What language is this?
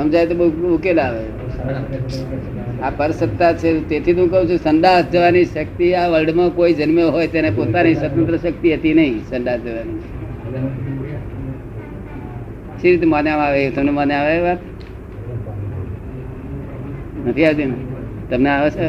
Gujarati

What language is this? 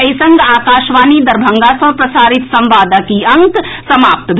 Maithili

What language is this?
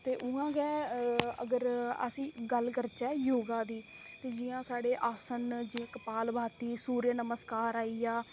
Dogri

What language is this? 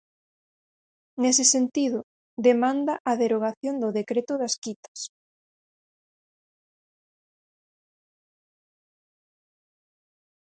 Galician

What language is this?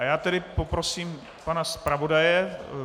Czech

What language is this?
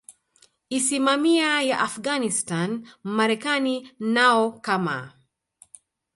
Swahili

